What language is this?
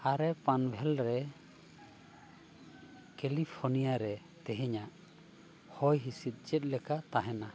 Santali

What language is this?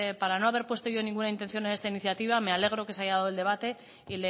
Spanish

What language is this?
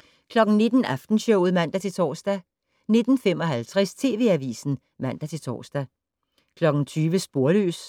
Danish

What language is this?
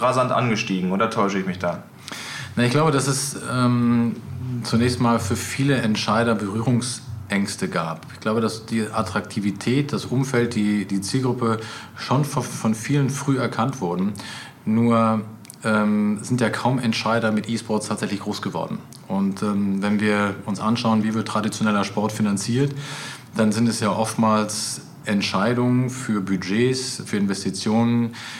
German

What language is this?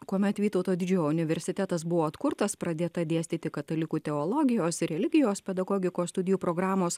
Lithuanian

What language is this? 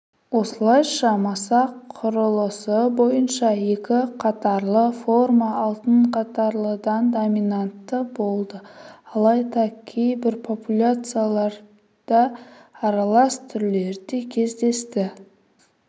Kazakh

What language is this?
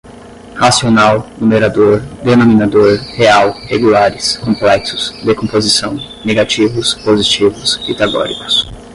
Portuguese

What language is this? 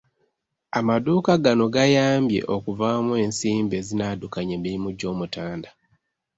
Ganda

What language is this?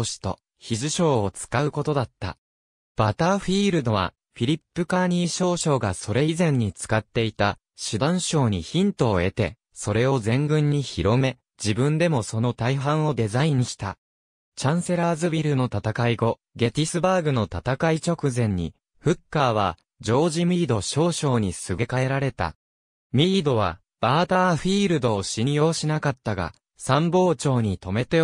Japanese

